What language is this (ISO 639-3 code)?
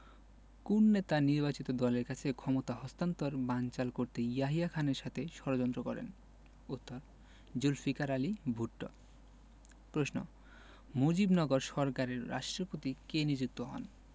ben